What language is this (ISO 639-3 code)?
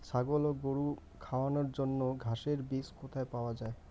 ben